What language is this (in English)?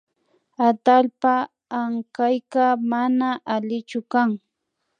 Imbabura Highland Quichua